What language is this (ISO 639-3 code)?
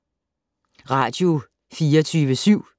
dan